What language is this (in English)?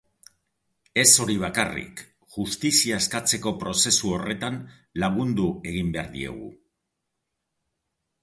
Basque